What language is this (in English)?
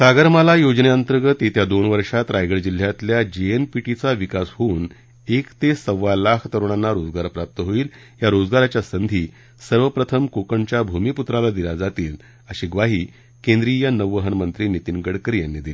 Marathi